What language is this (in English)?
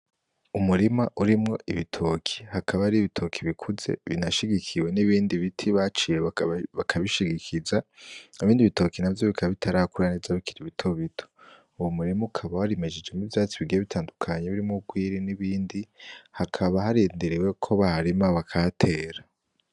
Rundi